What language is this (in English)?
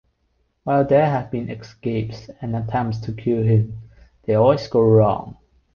English